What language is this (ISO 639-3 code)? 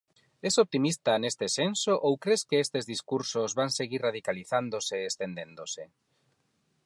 glg